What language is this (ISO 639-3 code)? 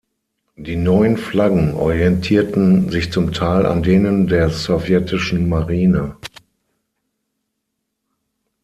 deu